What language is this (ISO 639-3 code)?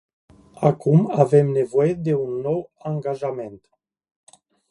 ron